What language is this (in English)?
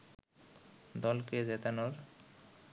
Bangla